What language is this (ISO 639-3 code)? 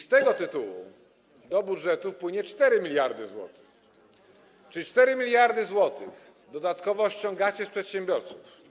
pol